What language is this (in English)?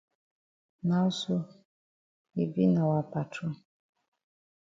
Cameroon Pidgin